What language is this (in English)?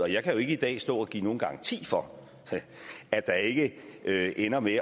Danish